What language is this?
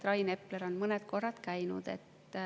Estonian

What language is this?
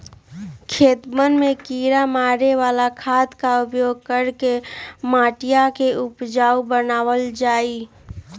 Magahi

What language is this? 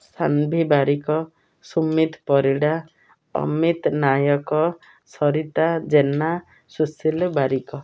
Odia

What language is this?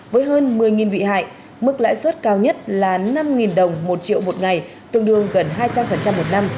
Vietnamese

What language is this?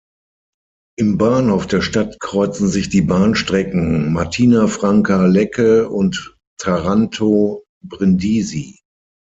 German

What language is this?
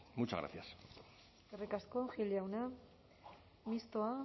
Basque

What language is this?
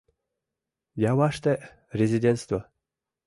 Mari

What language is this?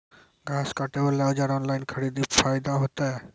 Maithili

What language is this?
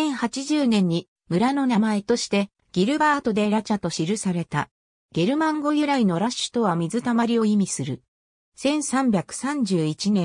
Japanese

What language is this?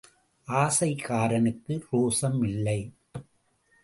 Tamil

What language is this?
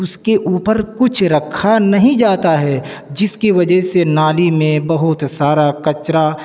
Urdu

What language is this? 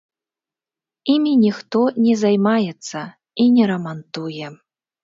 Belarusian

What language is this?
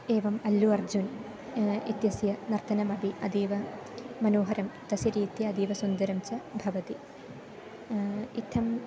Sanskrit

